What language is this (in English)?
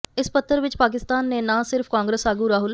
Punjabi